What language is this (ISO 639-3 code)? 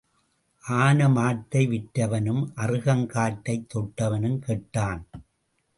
tam